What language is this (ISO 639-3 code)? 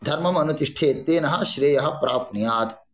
san